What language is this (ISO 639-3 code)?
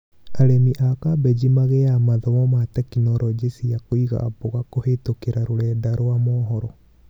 kik